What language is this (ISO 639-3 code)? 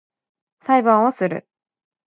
jpn